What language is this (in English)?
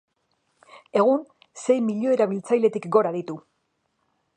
Basque